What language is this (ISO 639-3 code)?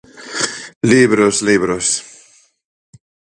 glg